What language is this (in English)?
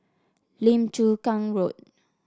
English